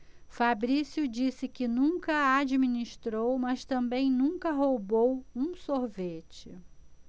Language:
Portuguese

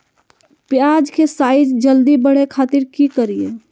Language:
Magahi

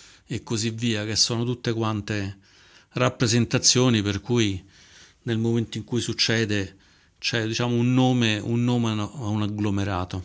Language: Italian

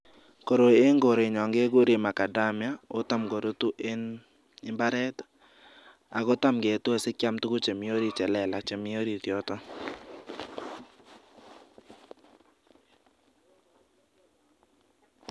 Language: Kalenjin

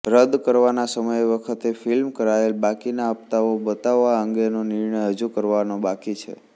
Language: Gujarati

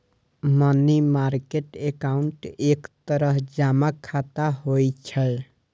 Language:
Maithili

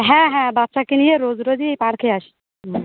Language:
Bangla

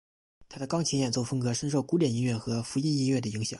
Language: Chinese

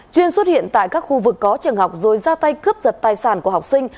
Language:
Vietnamese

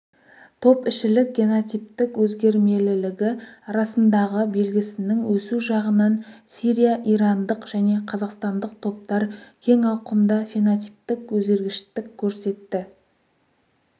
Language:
Kazakh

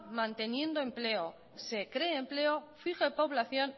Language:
Spanish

